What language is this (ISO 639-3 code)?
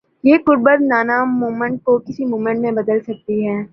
urd